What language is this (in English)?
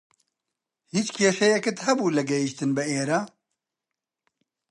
Central Kurdish